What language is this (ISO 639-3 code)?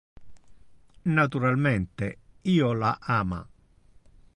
ina